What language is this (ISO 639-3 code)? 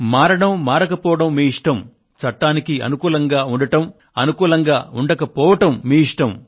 tel